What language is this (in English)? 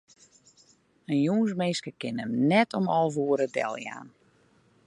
Western Frisian